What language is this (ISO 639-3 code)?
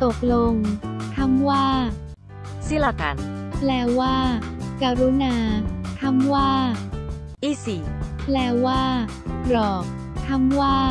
tha